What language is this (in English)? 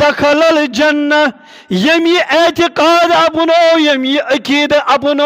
Turkish